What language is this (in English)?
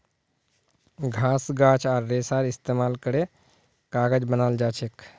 Magahi